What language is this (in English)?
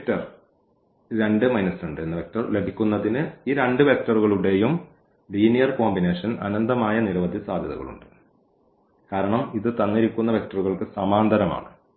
Malayalam